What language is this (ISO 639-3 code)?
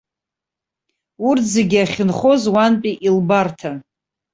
abk